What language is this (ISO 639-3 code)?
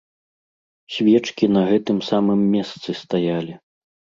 bel